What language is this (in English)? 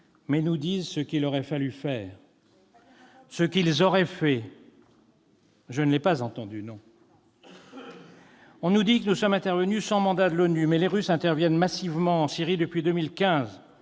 French